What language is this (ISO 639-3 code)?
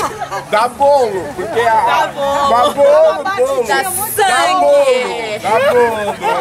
por